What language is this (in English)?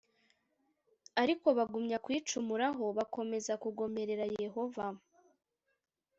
Kinyarwanda